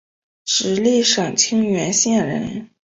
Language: Chinese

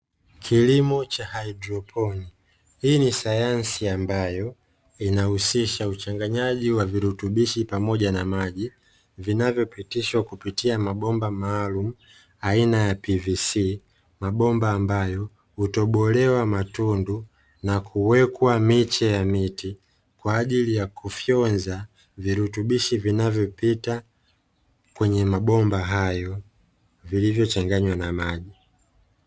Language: Swahili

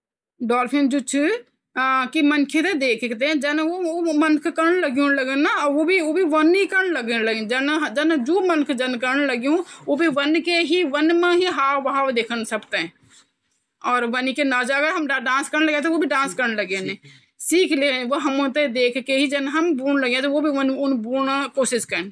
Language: Garhwali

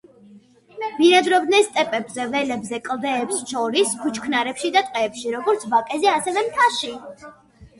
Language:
Georgian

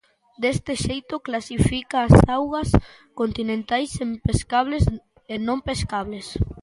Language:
Galician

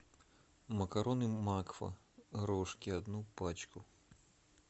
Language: Russian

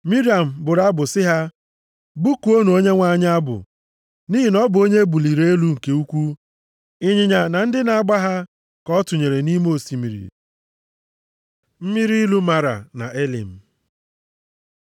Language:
Igbo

